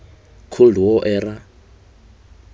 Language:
Tswana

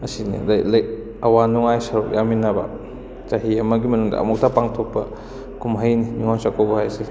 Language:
Manipuri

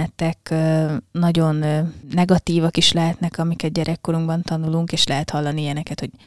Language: Hungarian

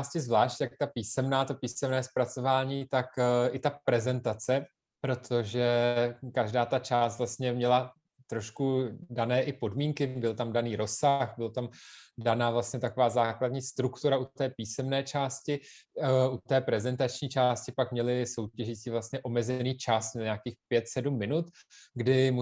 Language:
Czech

